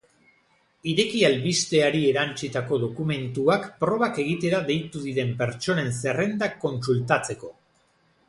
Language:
Basque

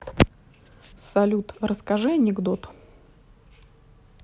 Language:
Russian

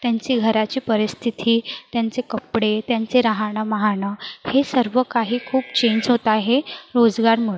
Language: Marathi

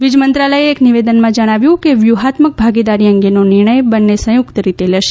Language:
Gujarati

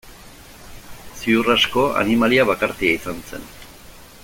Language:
Basque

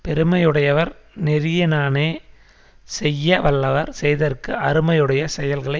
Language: Tamil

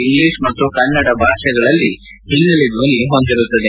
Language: Kannada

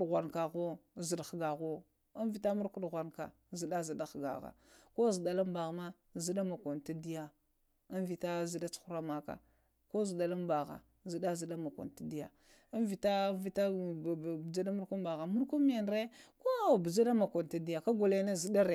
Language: Lamang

